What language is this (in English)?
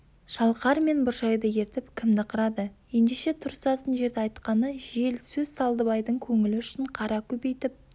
Kazakh